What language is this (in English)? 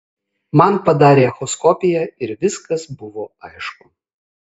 Lithuanian